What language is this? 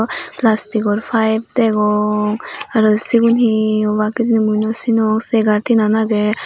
Chakma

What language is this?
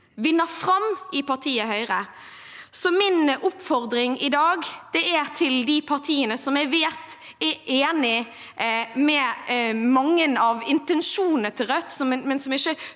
Norwegian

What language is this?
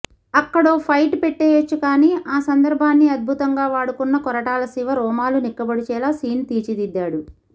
Telugu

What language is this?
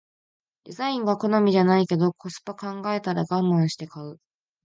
Japanese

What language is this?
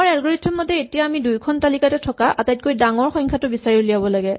Assamese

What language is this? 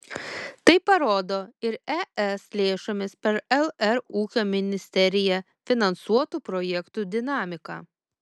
Lithuanian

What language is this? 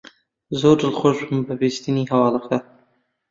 Central Kurdish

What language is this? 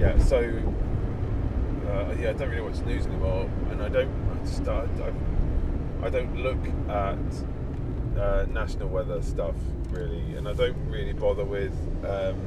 English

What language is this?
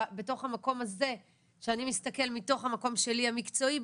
Hebrew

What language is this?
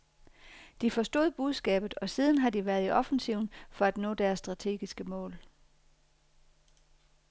Danish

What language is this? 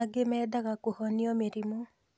Kikuyu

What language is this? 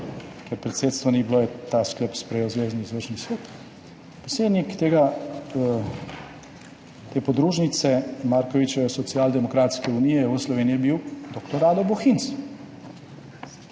Slovenian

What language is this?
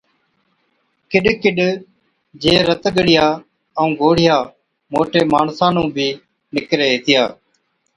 Od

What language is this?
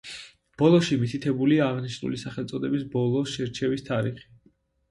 Georgian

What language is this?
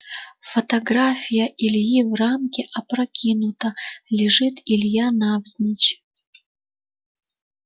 Russian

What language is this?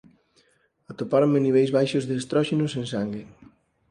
Galician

